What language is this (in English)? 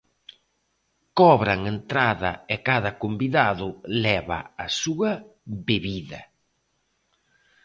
Galician